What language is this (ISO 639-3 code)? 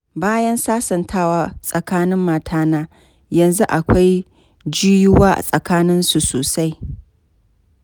hau